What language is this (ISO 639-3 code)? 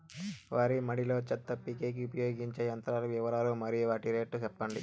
tel